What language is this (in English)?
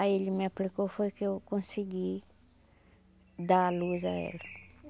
Portuguese